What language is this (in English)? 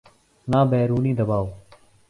Urdu